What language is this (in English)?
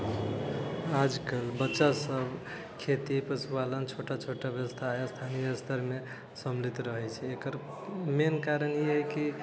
Maithili